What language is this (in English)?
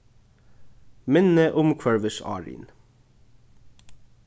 Faroese